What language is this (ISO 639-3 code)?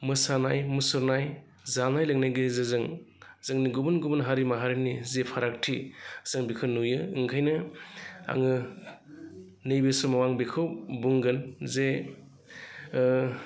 brx